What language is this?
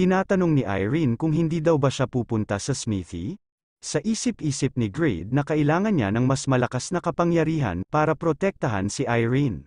Filipino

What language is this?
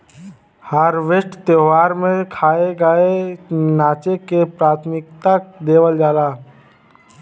Bhojpuri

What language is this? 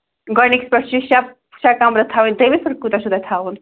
Kashmiri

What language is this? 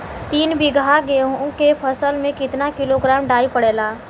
Bhojpuri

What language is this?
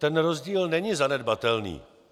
Czech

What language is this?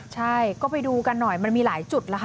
Thai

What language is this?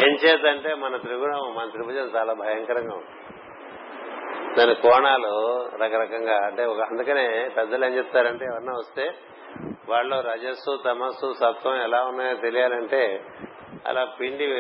Telugu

